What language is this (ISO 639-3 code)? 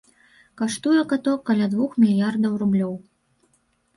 bel